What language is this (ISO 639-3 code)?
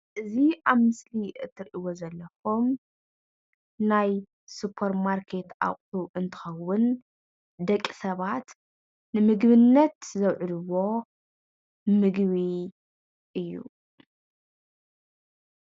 tir